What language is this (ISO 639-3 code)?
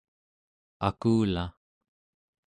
esu